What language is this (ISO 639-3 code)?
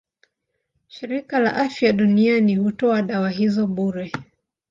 swa